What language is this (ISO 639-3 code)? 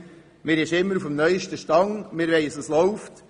gsw